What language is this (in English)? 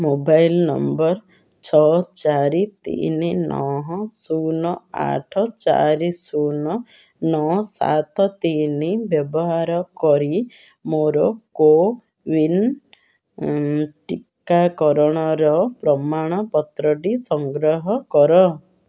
Odia